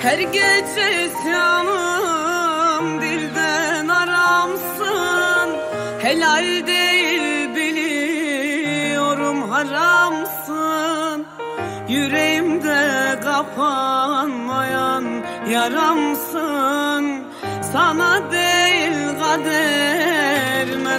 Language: Turkish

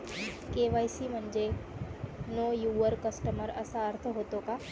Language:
Marathi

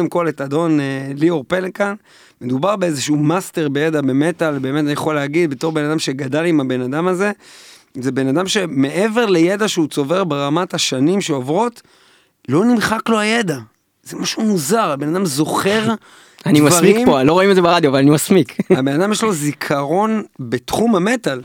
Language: Hebrew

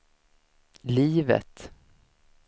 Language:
Swedish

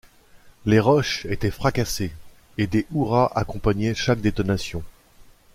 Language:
French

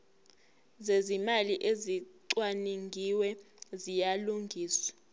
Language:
Zulu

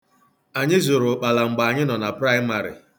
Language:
Igbo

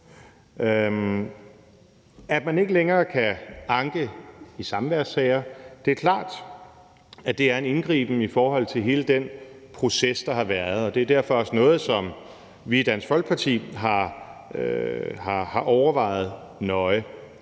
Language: Danish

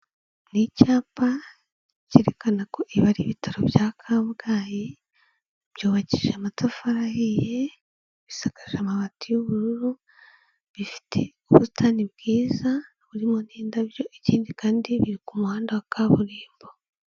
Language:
Kinyarwanda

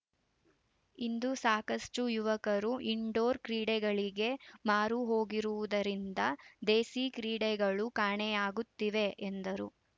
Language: Kannada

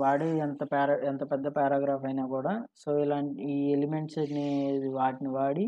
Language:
English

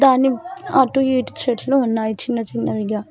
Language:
Telugu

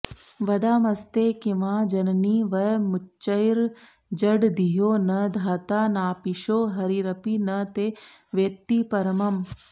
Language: Sanskrit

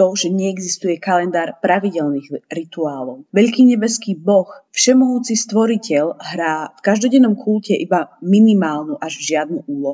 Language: Slovak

